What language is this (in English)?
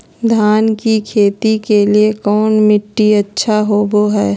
Magahi